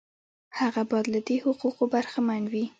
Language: Pashto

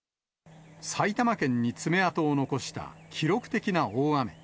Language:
Japanese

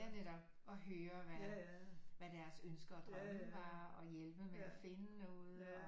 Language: Danish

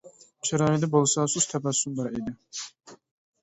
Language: Uyghur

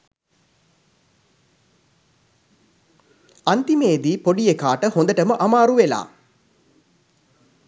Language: Sinhala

